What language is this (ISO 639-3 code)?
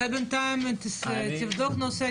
heb